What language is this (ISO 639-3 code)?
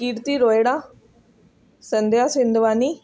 snd